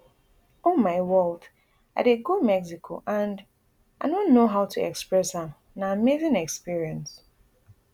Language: Nigerian Pidgin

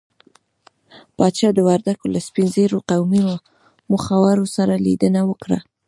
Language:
Pashto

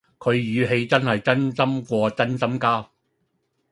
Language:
Cantonese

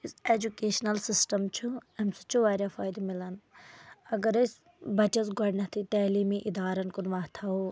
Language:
Kashmiri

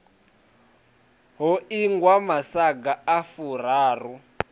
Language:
Venda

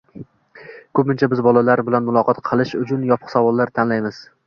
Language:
Uzbek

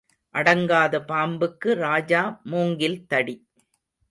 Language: Tamil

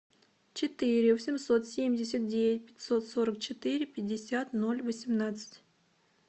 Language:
Russian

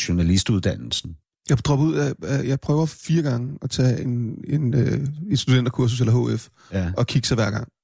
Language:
Danish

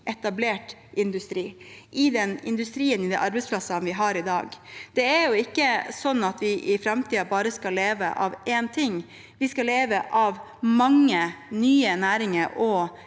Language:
Norwegian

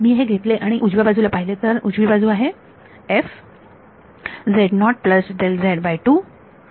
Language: Marathi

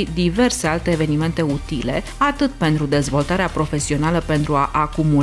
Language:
Romanian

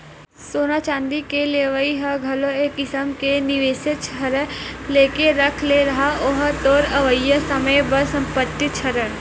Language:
Chhattisgarhi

